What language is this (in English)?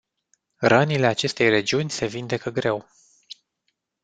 Romanian